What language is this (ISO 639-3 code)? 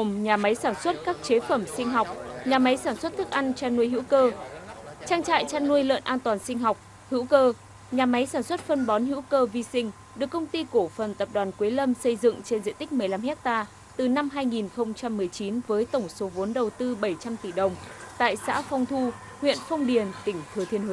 vie